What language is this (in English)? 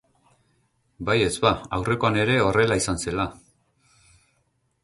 Basque